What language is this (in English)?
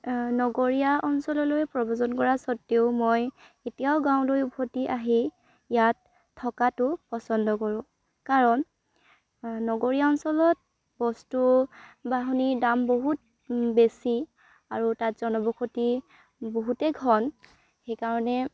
Assamese